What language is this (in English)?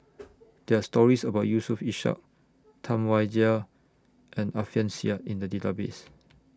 English